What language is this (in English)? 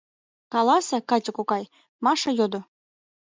Mari